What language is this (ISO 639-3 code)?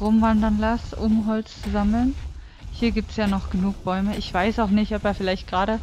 deu